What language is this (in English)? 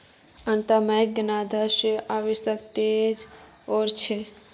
Magahi